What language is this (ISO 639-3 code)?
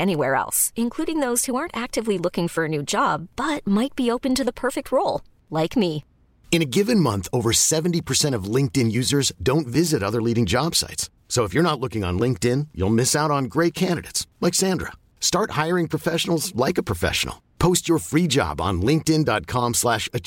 swe